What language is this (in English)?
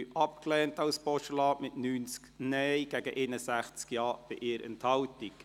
Swiss German